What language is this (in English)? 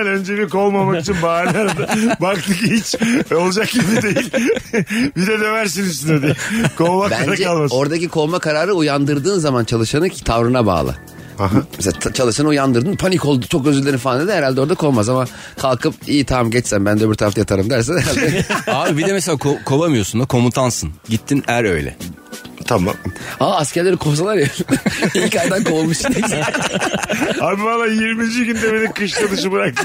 Turkish